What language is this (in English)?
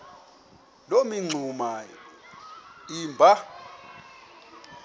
Xhosa